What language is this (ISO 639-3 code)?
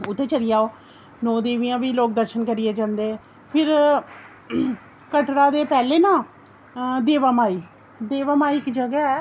doi